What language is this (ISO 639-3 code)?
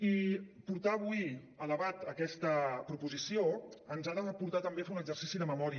cat